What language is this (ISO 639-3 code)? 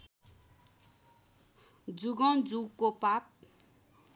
nep